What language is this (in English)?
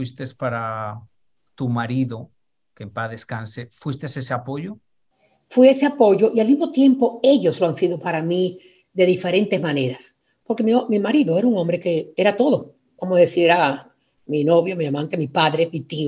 Spanish